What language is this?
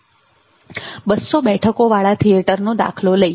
Gujarati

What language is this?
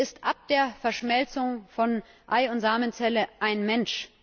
German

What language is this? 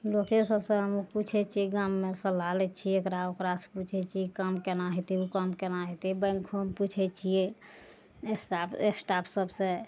Maithili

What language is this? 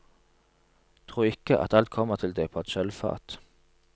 Norwegian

